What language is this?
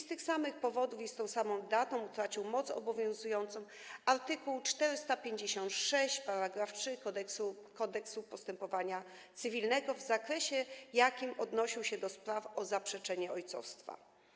Polish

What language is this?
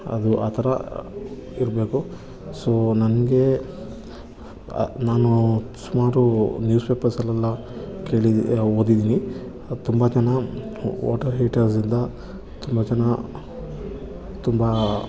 Kannada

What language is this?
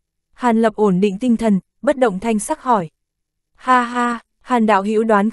Vietnamese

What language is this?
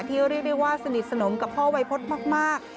Thai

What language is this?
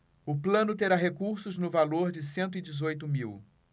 Portuguese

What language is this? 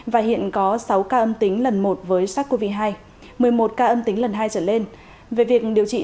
Vietnamese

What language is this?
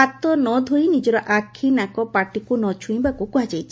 Odia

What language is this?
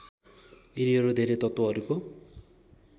Nepali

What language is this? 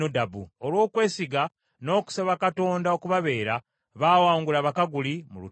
Ganda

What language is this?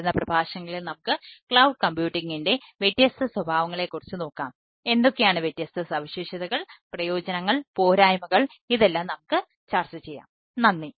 Malayalam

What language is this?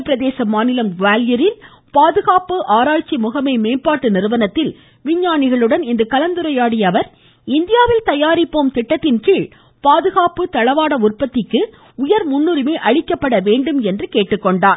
Tamil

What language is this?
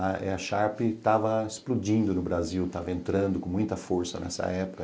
Portuguese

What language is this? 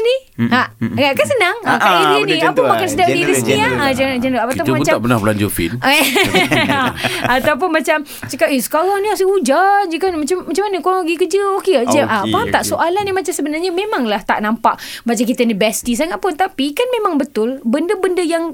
Malay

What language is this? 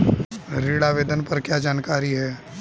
Hindi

